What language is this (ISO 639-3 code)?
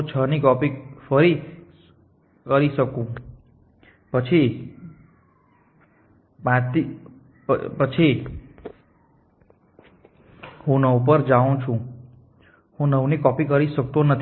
guj